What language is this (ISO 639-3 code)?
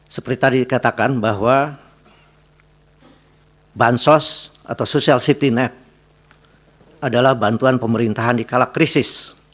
ind